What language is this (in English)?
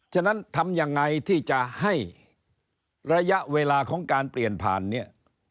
Thai